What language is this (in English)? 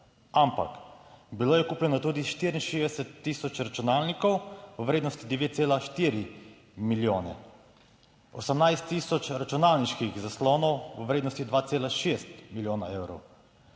Slovenian